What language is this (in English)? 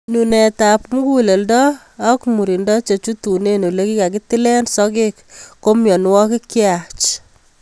Kalenjin